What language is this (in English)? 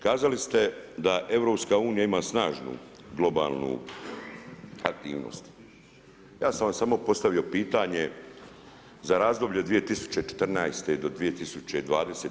Croatian